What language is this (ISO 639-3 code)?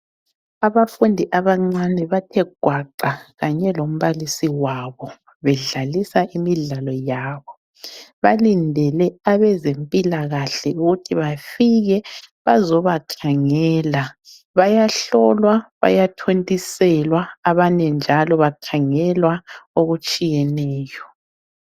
nde